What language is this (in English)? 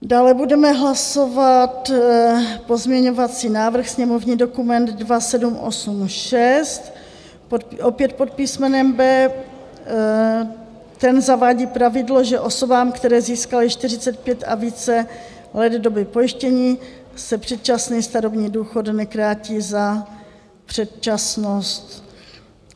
Czech